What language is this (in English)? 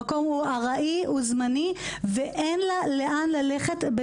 Hebrew